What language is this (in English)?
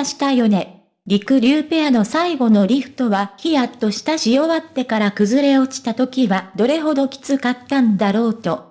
Japanese